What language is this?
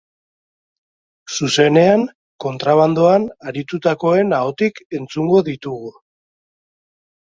Basque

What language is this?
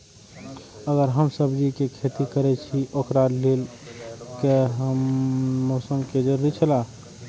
Maithili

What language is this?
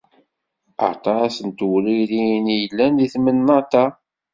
Kabyle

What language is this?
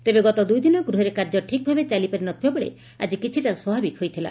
Odia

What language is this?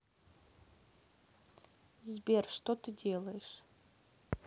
Russian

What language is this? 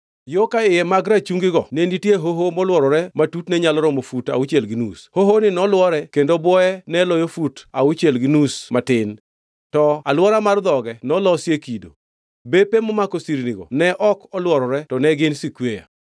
Luo (Kenya and Tanzania)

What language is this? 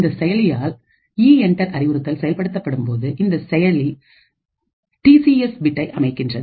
Tamil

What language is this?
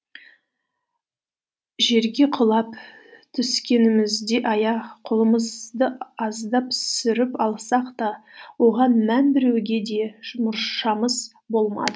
Kazakh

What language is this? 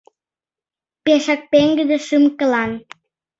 Mari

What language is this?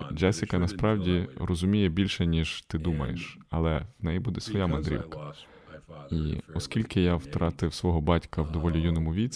Ukrainian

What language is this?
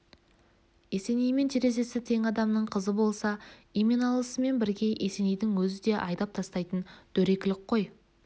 Kazakh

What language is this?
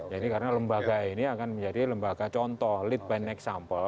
Indonesian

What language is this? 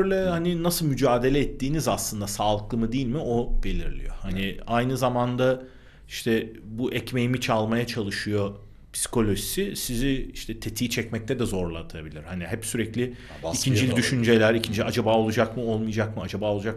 Turkish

